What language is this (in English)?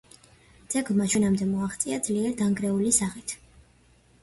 Georgian